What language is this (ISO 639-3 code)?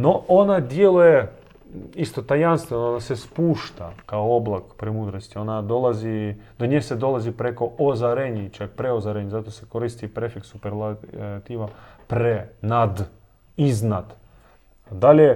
hrv